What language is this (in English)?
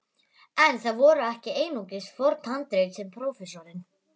Icelandic